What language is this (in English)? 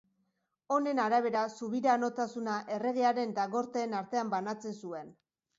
Basque